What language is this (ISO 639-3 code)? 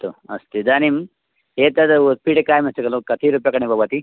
san